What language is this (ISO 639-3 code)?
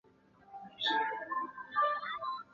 zho